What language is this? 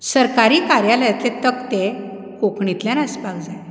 Konkani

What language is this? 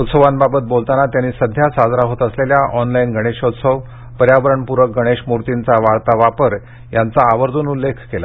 Marathi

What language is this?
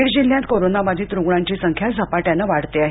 Marathi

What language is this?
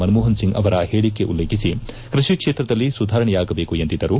Kannada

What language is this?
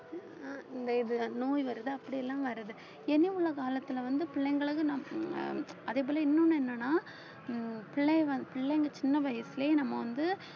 Tamil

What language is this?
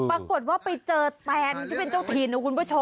Thai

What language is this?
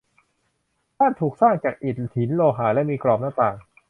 Thai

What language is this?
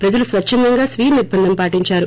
Telugu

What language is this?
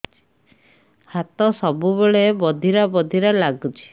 Odia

